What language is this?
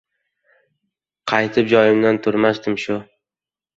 Uzbek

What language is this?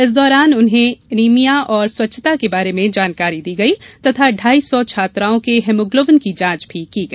Hindi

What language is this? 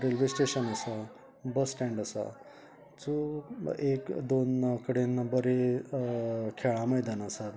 Konkani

